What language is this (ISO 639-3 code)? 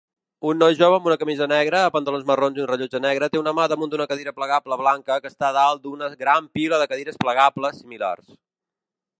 cat